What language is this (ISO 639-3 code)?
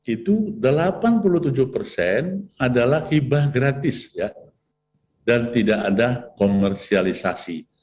ind